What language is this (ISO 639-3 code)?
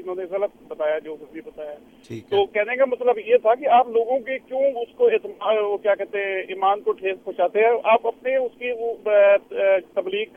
urd